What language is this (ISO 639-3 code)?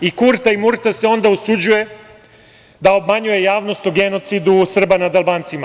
srp